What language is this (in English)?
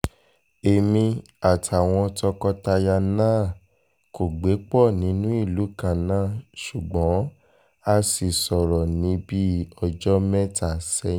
Yoruba